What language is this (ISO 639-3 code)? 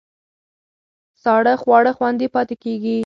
pus